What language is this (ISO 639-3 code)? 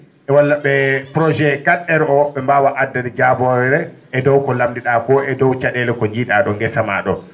ful